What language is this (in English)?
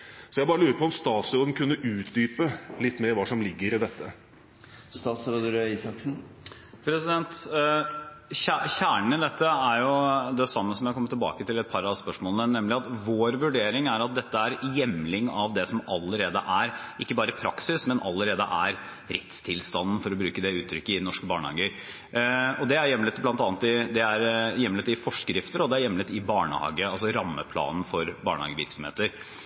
Norwegian Bokmål